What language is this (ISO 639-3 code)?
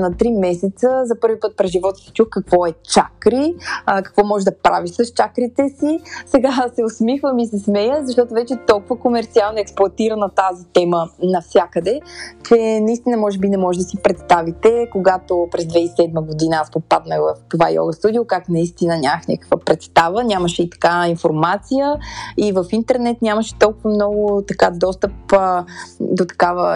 bul